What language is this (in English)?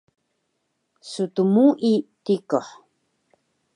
Taroko